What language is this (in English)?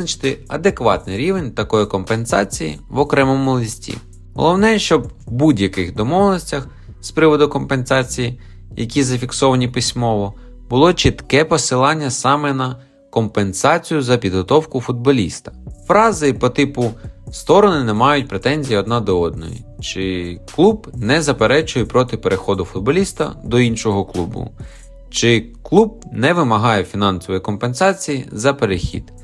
Ukrainian